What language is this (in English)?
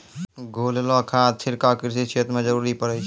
Maithili